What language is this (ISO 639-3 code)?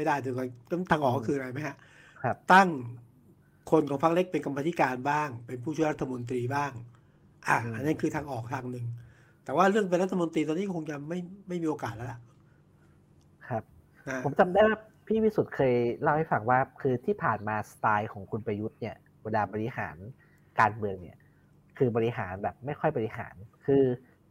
tha